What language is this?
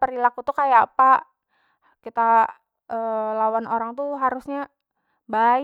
Banjar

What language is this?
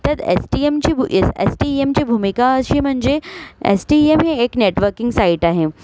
Marathi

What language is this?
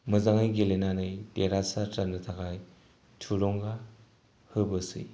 Bodo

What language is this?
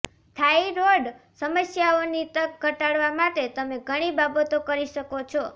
Gujarati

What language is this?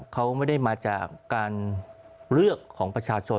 Thai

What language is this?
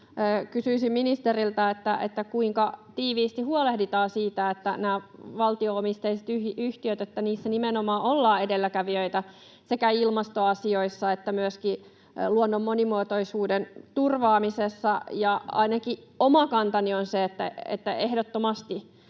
Finnish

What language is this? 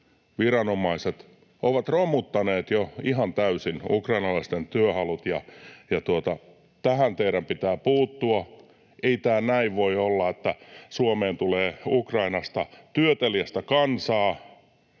Finnish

